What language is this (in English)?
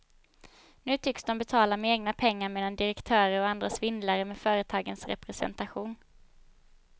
Swedish